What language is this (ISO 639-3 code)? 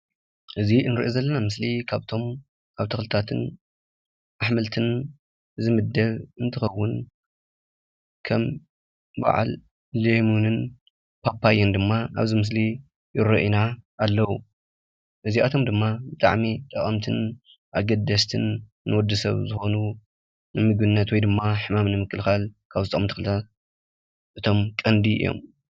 tir